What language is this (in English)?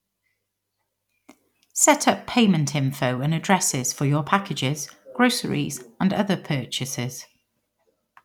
English